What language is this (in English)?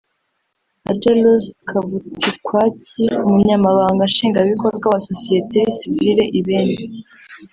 Kinyarwanda